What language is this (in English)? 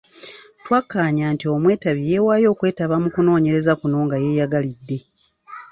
Ganda